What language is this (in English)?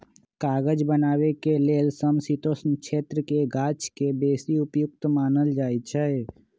Magahi